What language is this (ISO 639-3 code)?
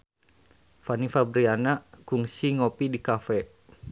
sun